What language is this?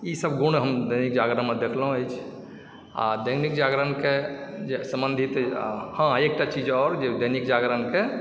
Maithili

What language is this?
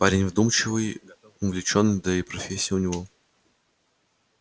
Russian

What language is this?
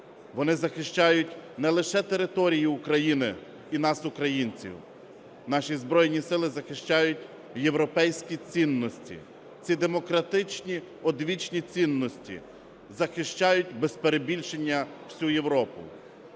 Ukrainian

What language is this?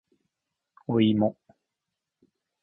Japanese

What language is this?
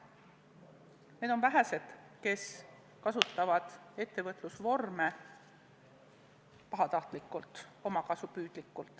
Estonian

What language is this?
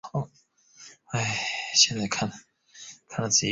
Chinese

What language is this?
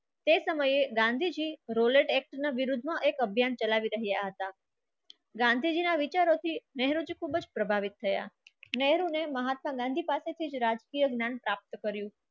Gujarati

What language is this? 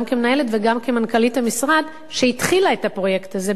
Hebrew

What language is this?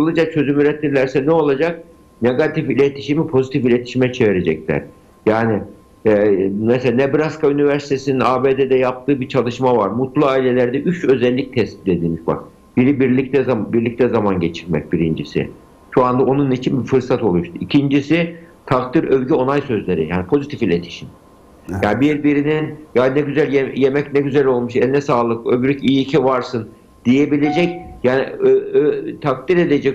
Turkish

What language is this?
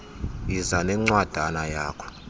Xhosa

